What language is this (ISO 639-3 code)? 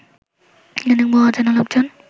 ben